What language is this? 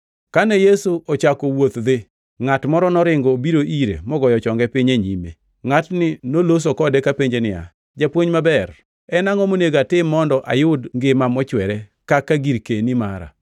Luo (Kenya and Tanzania)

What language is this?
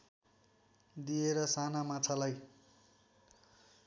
Nepali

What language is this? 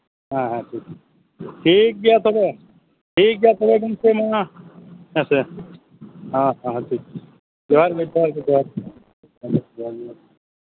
Santali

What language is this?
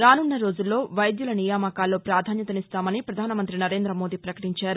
Telugu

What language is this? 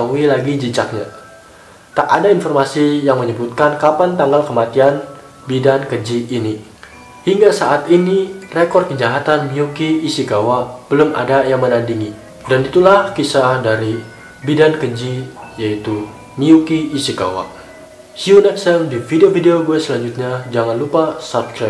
Indonesian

